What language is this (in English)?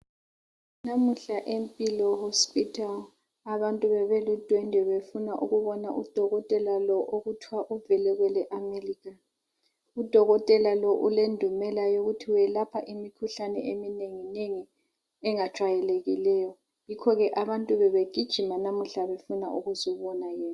North Ndebele